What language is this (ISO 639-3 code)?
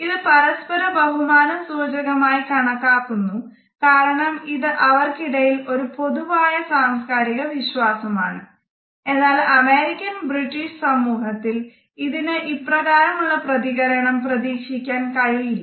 mal